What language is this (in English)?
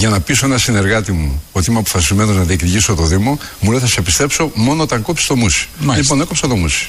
Greek